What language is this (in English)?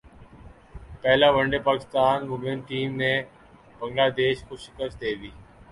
Urdu